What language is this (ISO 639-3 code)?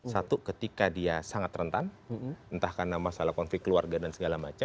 ind